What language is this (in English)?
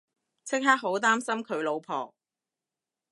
Cantonese